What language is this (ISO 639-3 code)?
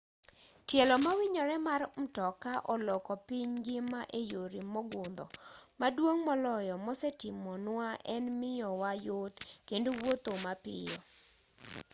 luo